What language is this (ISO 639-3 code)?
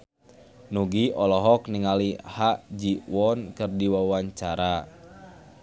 sun